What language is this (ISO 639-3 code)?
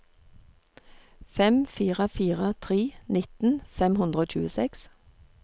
nor